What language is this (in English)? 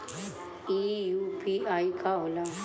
Bhojpuri